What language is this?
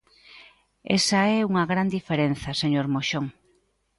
Galician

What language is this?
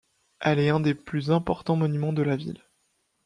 French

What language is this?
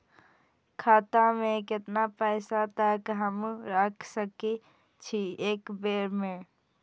Maithili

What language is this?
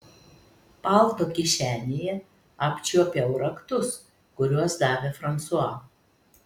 Lithuanian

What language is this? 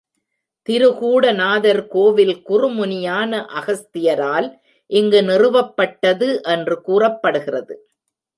Tamil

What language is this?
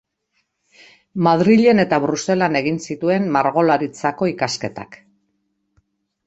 Basque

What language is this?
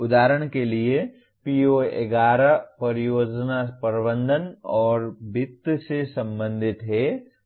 Hindi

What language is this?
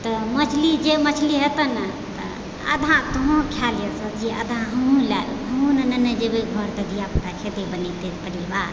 Maithili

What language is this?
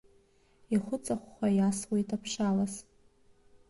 Abkhazian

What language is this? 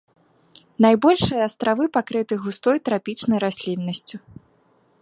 Belarusian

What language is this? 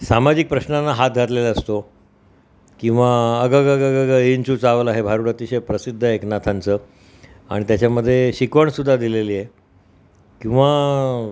Marathi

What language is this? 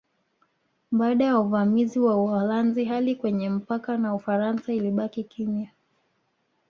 Swahili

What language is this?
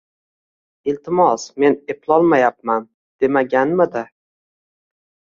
Uzbek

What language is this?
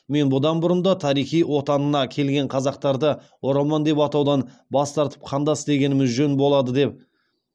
Kazakh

